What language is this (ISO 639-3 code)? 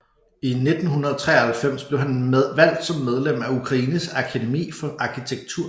dan